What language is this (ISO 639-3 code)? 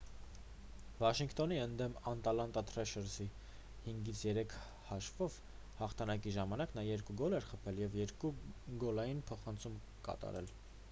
hye